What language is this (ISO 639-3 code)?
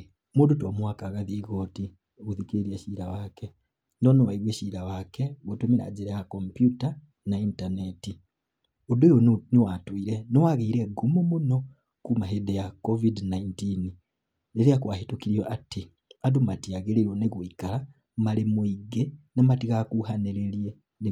kik